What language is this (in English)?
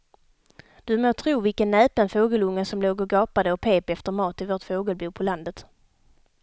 Swedish